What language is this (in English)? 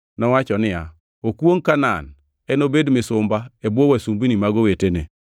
Luo (Kenya and Tanzania)